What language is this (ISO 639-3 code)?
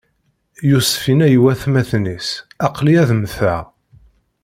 kab